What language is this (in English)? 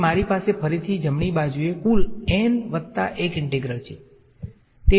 Gujarati